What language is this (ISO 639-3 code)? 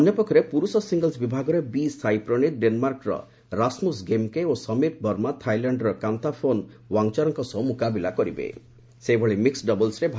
ori